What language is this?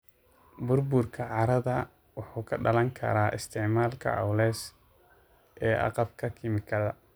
Somali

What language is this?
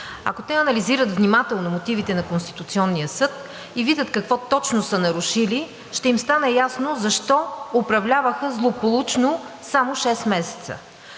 Bulgarian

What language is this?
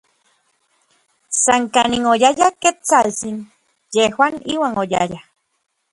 Orizaba Nahuatl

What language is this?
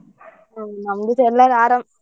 Kannada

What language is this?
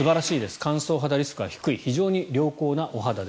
Japanese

